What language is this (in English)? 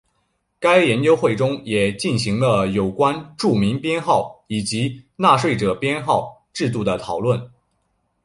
Chinese